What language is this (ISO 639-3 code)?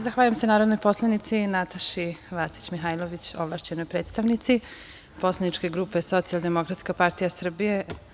srp